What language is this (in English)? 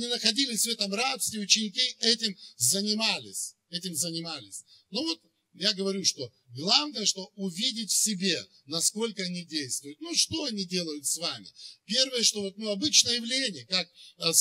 Russian